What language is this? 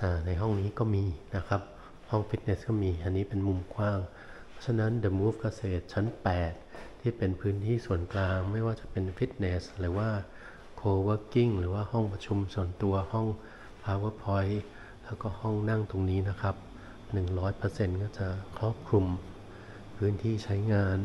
Thai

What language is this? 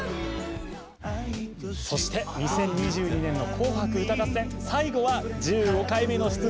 Japanese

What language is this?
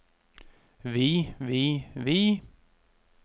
Norwegian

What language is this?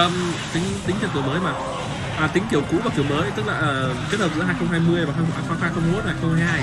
Vietnamese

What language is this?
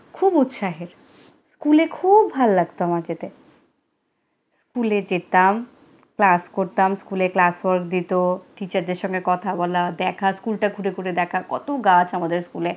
Bangla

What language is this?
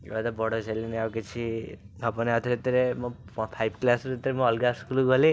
Odia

